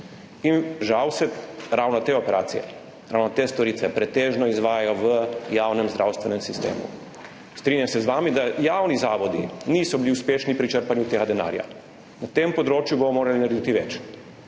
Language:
Slovenian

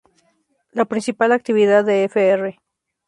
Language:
Spanish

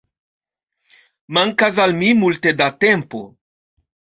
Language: Esperanto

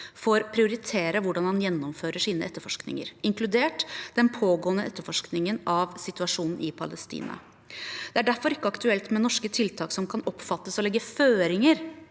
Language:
Norwegian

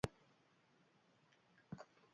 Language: Basque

